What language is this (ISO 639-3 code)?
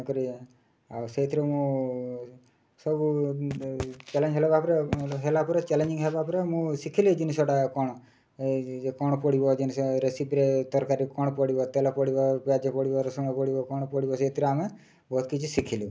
ori